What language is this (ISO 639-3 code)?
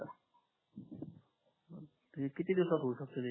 mar